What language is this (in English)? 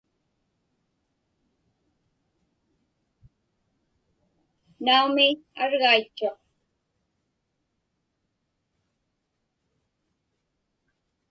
Inupiaq